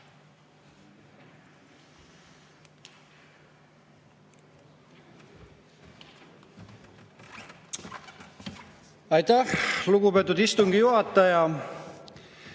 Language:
Estonian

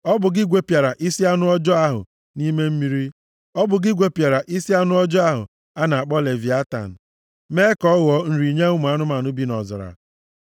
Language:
Igbo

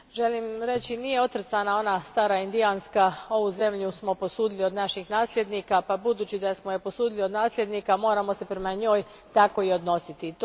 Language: Croatian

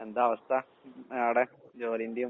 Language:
Malayalam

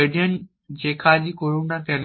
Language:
Bangla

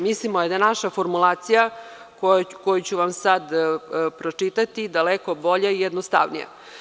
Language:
Serbian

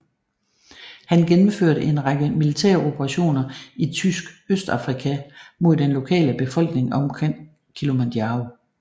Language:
Danish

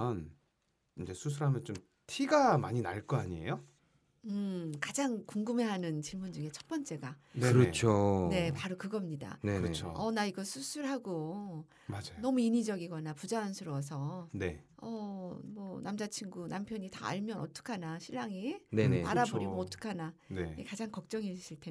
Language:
Korean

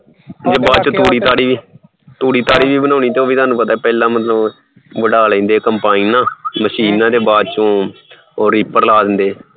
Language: Punjabi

